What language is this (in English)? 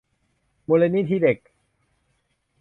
Thai